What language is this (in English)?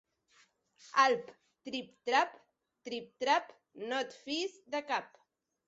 Catalan